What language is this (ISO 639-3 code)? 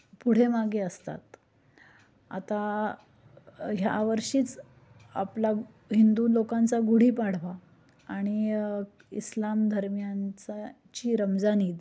mar